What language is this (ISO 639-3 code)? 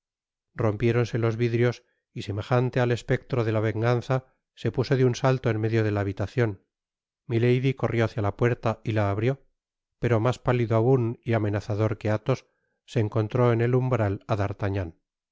spa